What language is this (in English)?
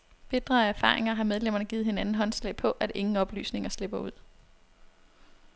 Danish